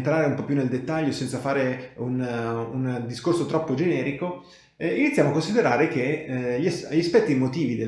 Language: Italian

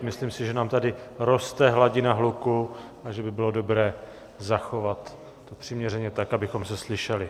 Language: Czech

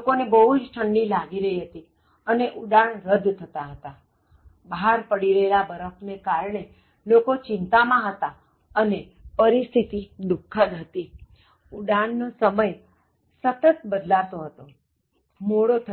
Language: Gujarati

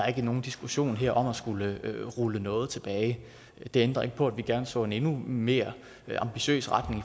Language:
Danish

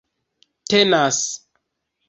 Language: Esperanto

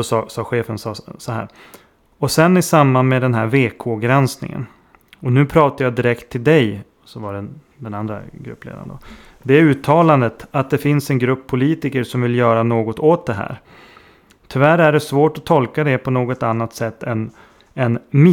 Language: Swedish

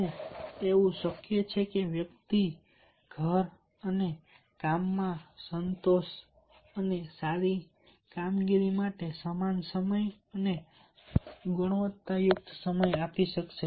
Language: Gujarati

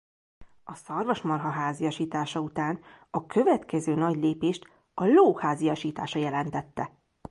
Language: Hungarian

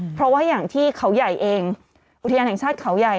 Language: Thai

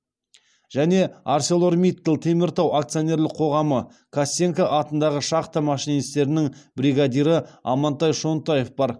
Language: Kazakh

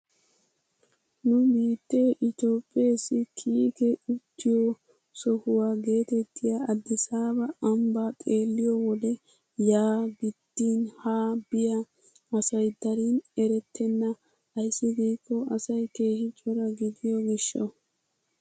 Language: Wolaytta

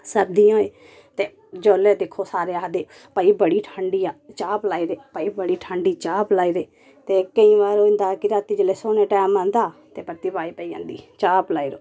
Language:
Dogri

